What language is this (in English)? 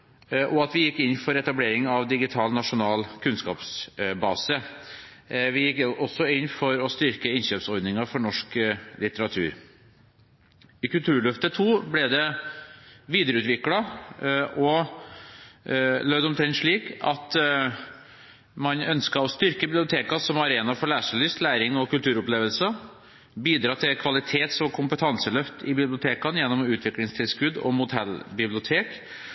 Norwegian Bokmål